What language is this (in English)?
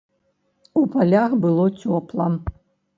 Belarusian